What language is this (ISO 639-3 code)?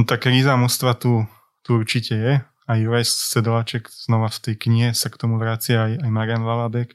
slk